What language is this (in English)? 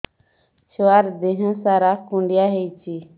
Odia